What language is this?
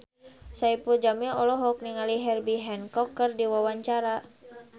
Sundanese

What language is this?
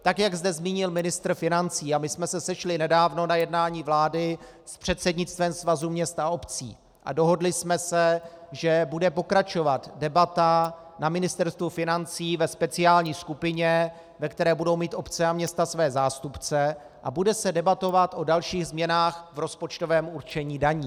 Czech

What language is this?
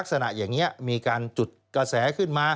Thai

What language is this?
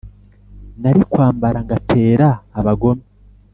Kinyarwanda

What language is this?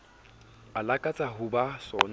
Southern Sotho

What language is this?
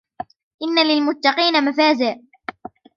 Arabic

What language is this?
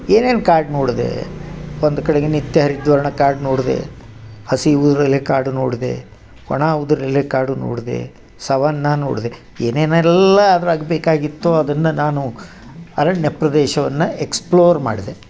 Kannada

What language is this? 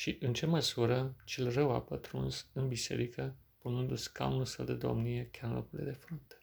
Romanian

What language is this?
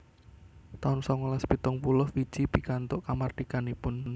Javanese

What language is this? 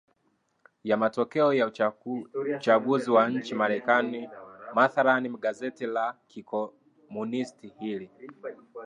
Swahili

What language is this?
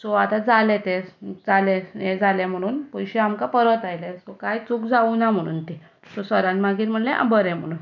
Konkani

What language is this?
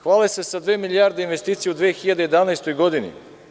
Serbian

